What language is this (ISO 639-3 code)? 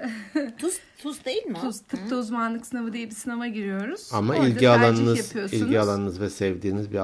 tur